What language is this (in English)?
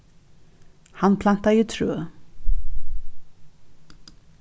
Faroese